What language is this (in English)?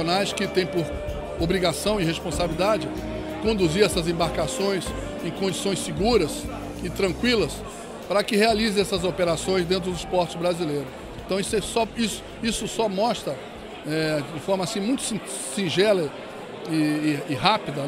Portuguese